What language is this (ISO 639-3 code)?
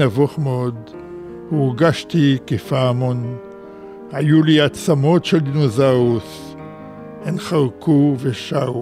heb